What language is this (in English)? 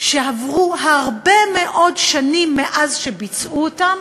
Hebrew